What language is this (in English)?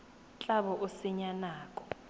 Tswana